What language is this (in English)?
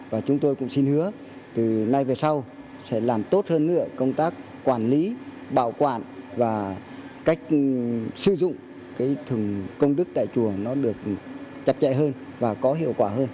Vietnamese